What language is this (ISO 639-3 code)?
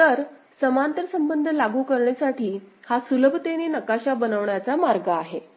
mar